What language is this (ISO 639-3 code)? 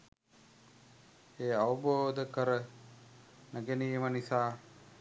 sin